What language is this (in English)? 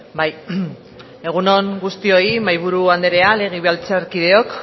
Basque